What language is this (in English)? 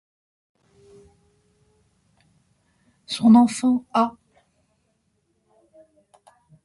French